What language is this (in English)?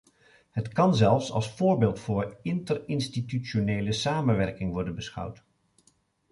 Dutch